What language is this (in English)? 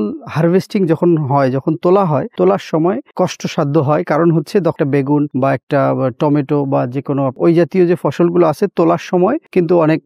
Bangla